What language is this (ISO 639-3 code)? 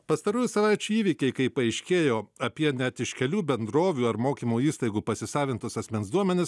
lit